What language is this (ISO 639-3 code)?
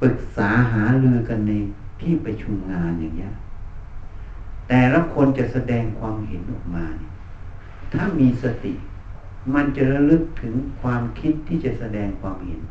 tha